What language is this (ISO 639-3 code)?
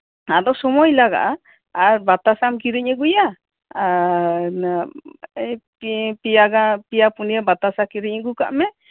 sat